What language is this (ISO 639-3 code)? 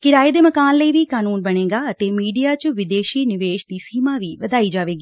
pan